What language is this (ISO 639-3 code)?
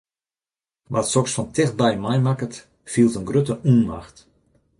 fry